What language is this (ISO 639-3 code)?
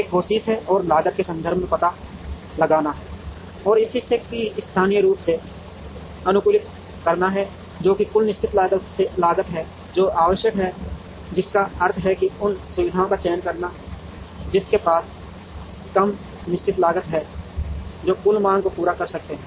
hin